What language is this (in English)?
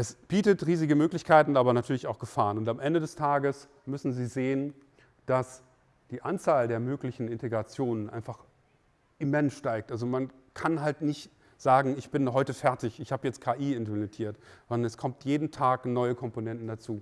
German